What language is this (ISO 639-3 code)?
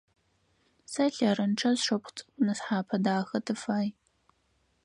ady